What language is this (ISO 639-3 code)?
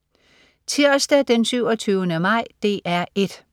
dan